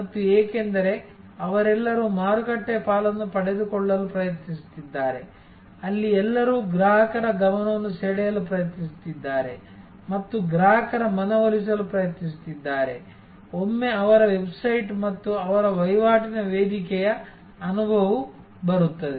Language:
Kannada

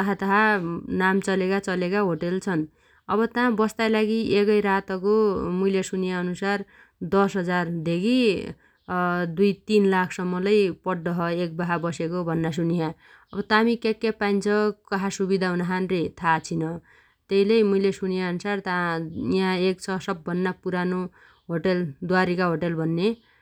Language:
Dotyali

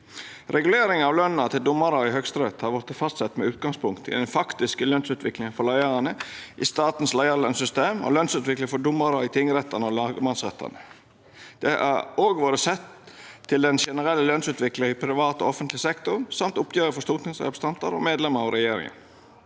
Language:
Norwegian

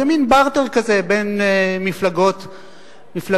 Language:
Hebrew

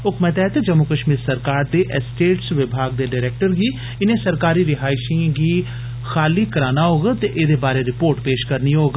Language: Dogri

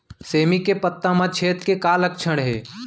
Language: Chhattisgarhi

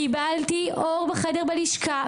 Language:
Hebrew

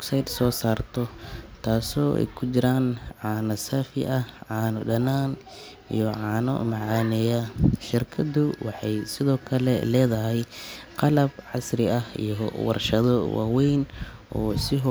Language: Somali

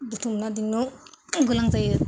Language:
Bodo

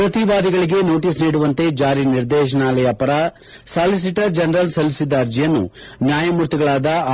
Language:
Kannada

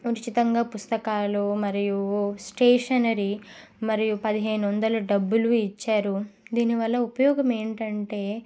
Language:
Telugu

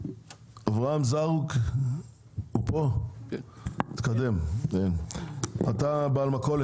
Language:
Hebrew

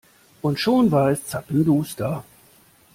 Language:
German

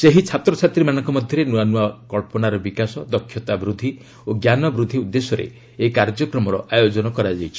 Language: Odia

